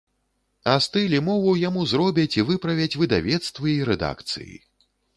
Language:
Belarusian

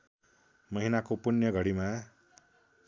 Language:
Nepali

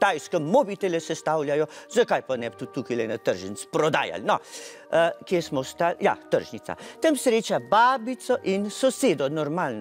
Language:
Romanian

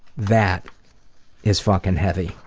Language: English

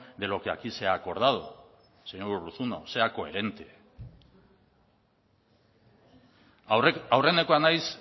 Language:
Spanish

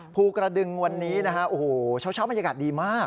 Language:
Thai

